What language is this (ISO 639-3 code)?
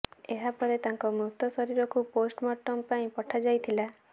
ori